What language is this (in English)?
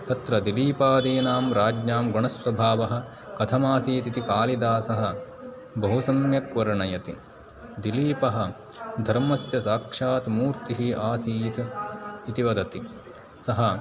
Sanskrit